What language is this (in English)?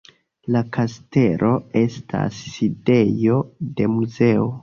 Esperanto